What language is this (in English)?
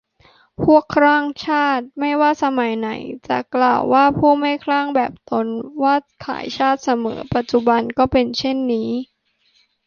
Thai